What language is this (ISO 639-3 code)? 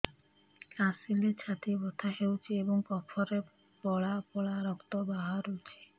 ori